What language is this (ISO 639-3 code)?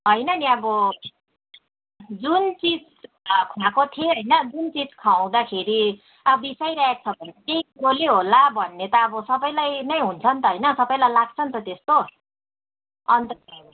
nep